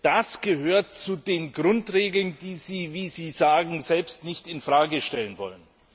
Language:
German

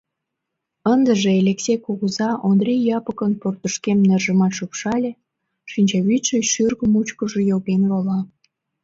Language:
Mari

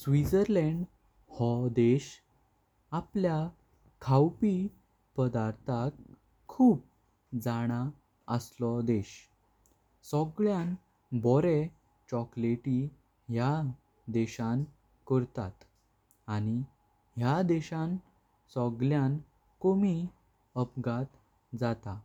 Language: Konkani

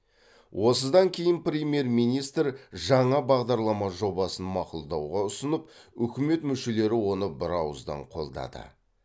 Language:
Kazakh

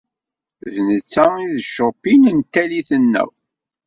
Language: Kabyle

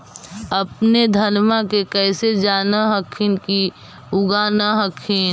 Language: Magahi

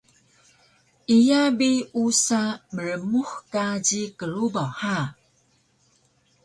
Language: Taroko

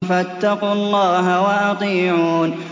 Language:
Arabic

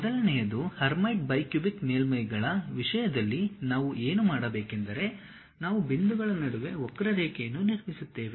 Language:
Kannada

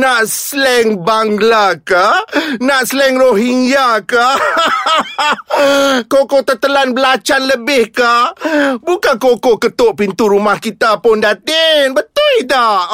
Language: Malay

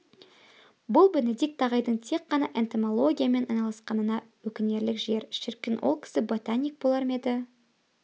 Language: Kazakh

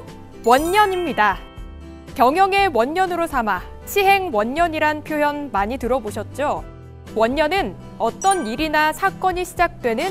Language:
Korean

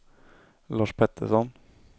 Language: Swedish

